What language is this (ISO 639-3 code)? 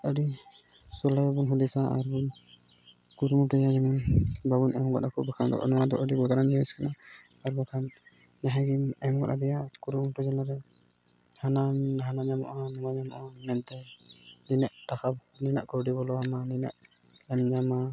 sat